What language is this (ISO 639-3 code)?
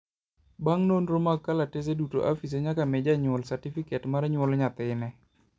luo